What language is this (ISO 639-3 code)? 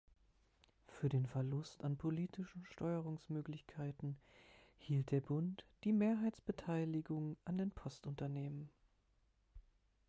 deu